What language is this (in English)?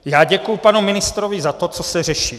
Czech